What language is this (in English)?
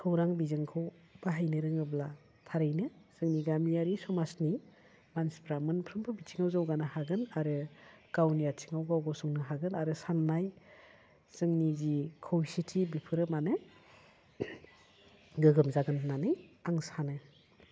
Bodo